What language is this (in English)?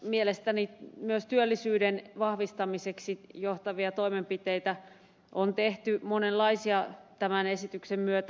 Finnish